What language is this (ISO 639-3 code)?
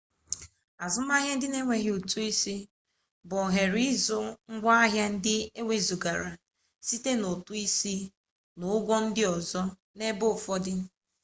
ibo